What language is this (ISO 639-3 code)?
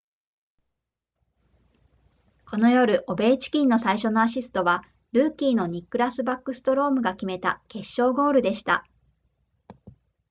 jpn